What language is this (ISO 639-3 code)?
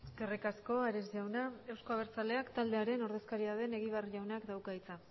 eus